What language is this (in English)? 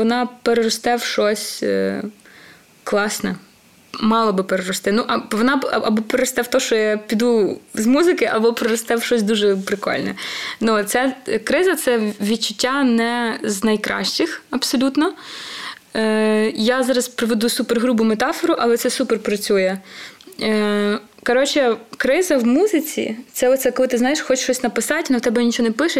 Ukrainian